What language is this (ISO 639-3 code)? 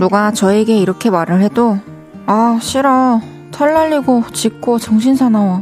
kor